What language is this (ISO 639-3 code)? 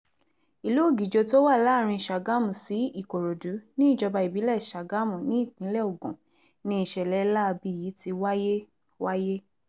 yor